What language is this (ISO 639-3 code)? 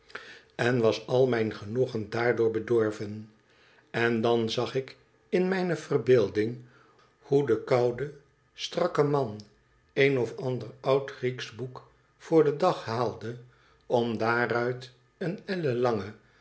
nld